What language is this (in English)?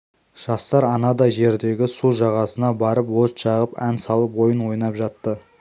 Kazakh